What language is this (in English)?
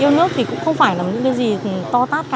Vietnamese